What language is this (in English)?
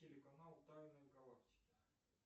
Russian